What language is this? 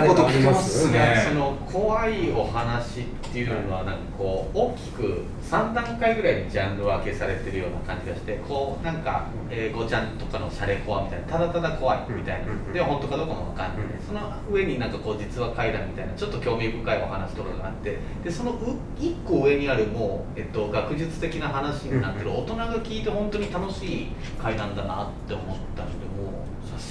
Japanese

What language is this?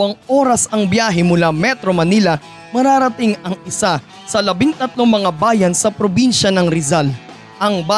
Filipino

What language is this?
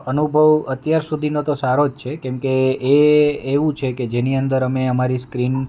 Gujarati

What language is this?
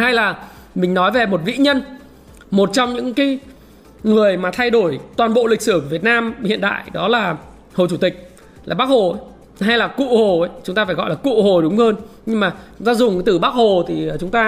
Vietnamese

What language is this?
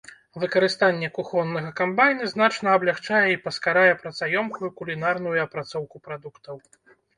Belarusian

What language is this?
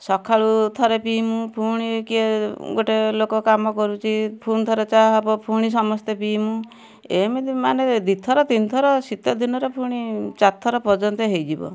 Odia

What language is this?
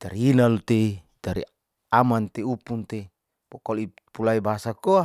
Saleman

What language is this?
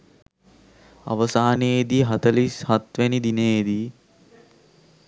Sinhala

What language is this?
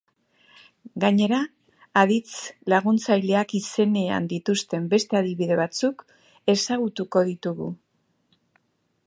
Basque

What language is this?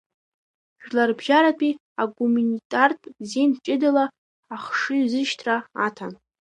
Abkhazian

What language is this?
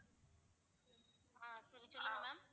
Tamil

